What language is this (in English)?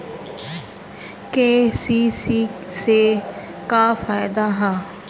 Bhojpuri